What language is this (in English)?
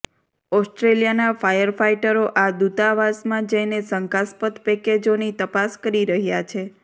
Gujarati